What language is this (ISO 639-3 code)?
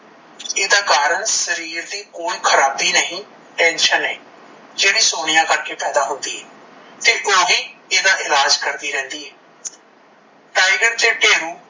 pan